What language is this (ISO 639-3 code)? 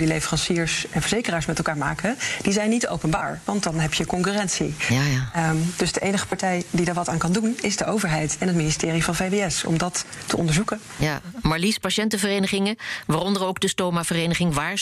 nld